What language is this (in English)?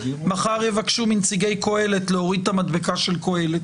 Hebrew